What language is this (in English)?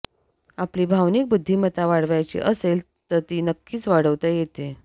Marathi